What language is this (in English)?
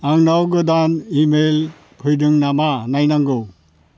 Bodo